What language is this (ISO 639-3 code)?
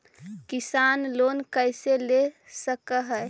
mag